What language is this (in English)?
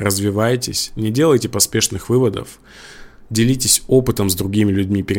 Russian